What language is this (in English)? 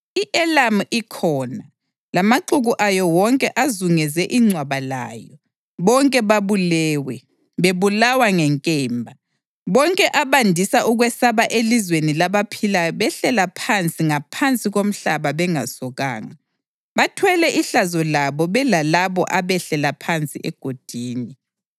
North Ndebele